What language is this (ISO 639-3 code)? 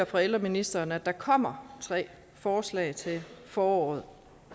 dan